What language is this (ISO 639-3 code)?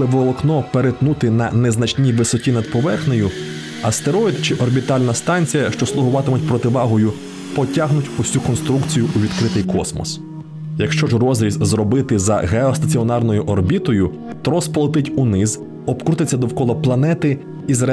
ukr